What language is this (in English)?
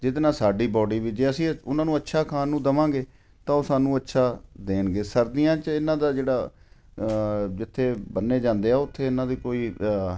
Punjabi